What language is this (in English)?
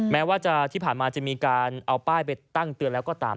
Thai